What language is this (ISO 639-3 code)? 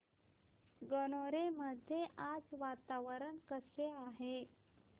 mar